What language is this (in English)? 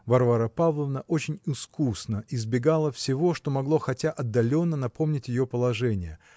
Russian